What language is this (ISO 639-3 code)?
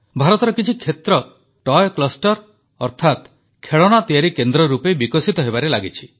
ori